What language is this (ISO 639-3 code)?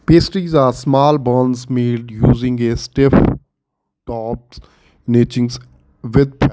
pan